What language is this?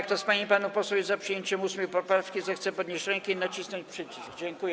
Polish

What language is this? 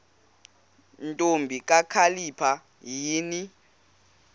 Xhosa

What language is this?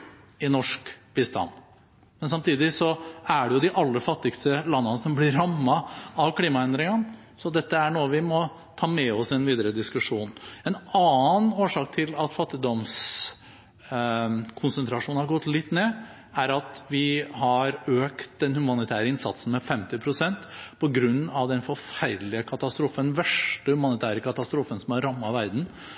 Norwegian Bokmål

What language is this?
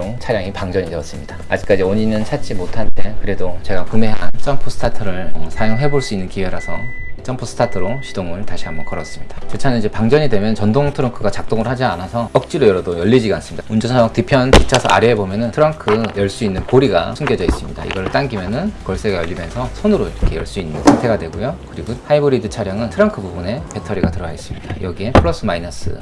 Korean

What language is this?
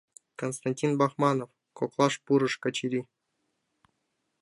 Mari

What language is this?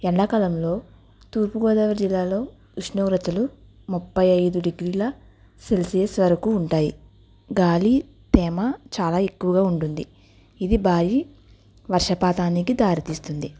Telugu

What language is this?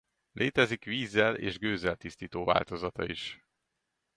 Hungarian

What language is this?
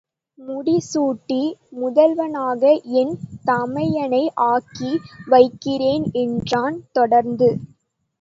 Tamil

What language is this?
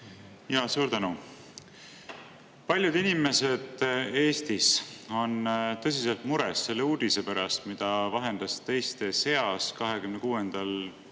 Estonian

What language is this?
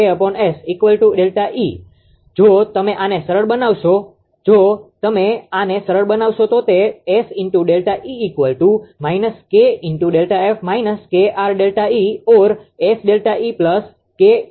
Gujarati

